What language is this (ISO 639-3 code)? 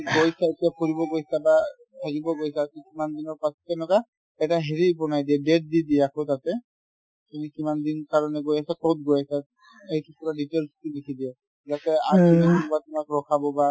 asm